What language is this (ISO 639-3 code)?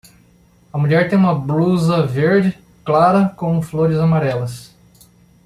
por